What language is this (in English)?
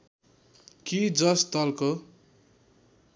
Nepali